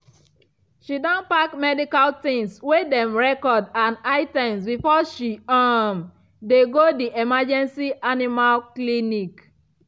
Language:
Nigerian Pidgin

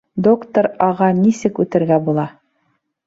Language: Bashkir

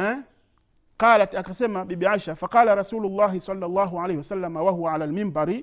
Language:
Swahili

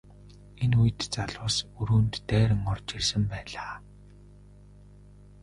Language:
Mongolian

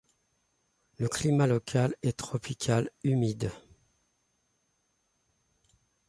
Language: French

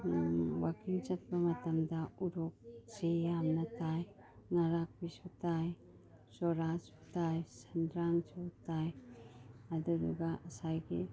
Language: Manipuri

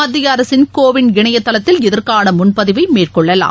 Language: Tamil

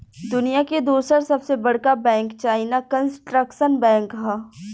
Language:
Bhojpuri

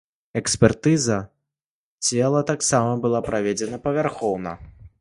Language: Belarusian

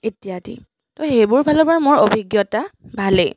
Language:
Assamese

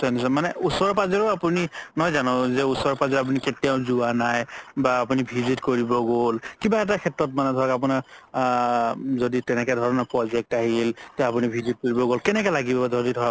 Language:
Assamese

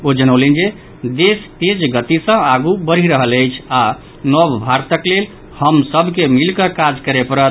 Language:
Maithili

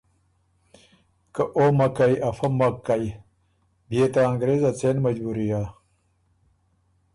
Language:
Ormuri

